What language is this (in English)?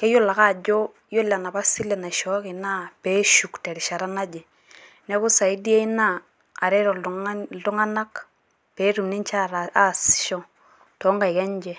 Masai